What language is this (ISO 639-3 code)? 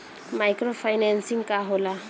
bho